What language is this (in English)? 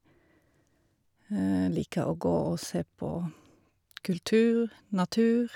Norwegian